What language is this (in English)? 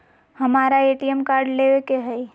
Magahi